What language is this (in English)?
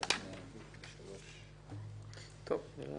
Hebrew